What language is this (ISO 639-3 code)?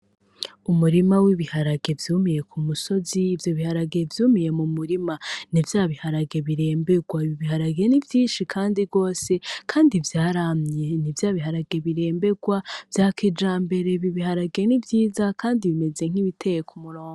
run